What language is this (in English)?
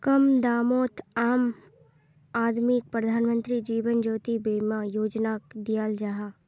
Magahi